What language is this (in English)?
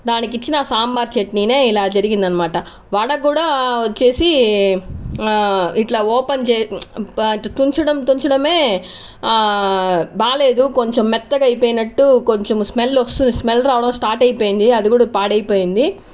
Telugu